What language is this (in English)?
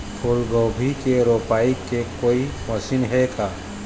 Chhattisgarhi